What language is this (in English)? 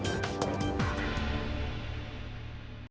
Ukrainian